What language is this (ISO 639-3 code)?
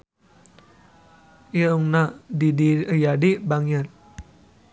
sun